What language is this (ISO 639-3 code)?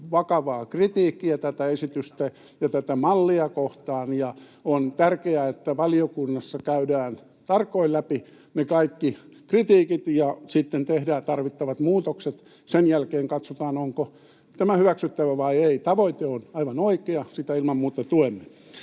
fin